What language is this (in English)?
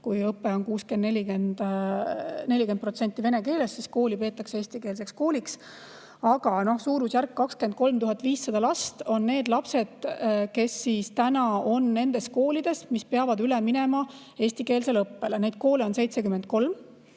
Estonian